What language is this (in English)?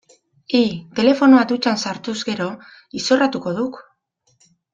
Basque